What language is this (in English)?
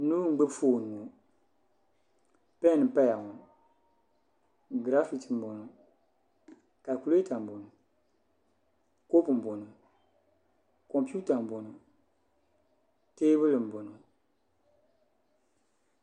Dagbani